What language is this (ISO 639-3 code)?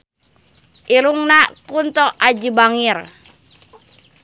sun